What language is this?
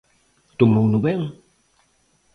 Galician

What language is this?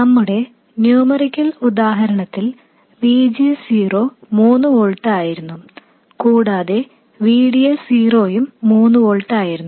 Malayalam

